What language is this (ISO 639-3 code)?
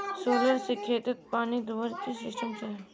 mag